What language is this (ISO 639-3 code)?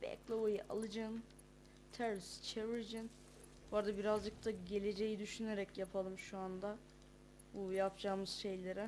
tur